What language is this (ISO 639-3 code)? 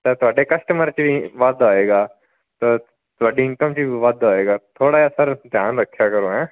pan